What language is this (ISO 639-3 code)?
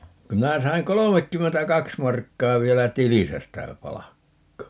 fin